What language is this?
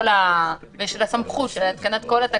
Hebrew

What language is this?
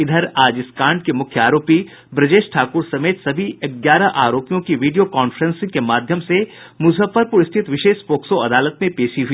Hindi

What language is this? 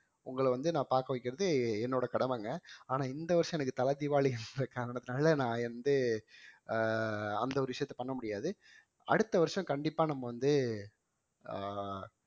Tamil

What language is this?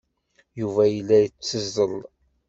Kabyle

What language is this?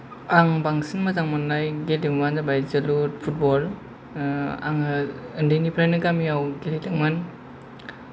Bodo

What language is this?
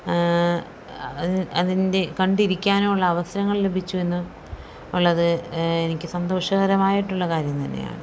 Malayalam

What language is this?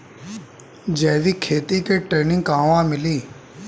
Bhojpuri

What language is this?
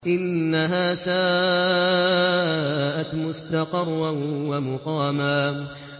Arabic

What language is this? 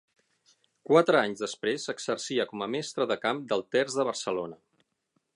Catalan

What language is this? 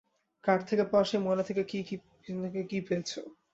Bangla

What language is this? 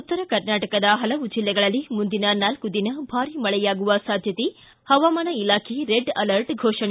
Kannada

